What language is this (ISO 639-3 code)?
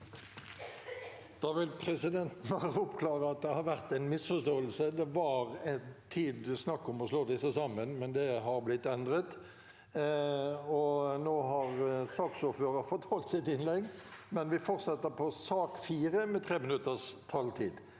nor